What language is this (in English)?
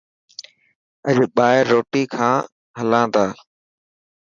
Dhatki